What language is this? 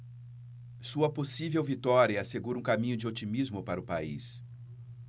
Portuguese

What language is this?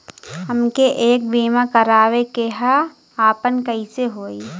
Bhojpuri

